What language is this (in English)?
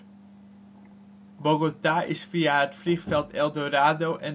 Dutch